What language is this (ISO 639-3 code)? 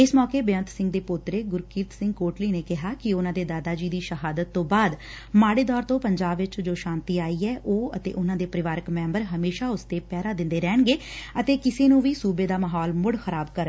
pan